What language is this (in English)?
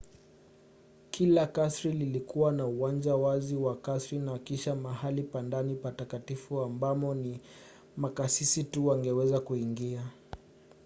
Swahili